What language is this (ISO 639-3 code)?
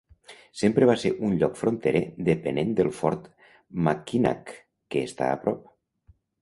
cat